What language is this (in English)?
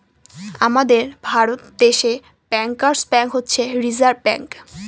Bangla